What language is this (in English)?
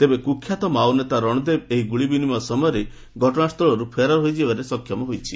Odia